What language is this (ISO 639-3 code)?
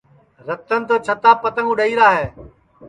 ssi